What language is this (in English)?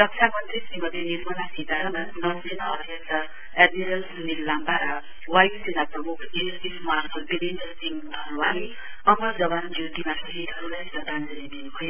Nepali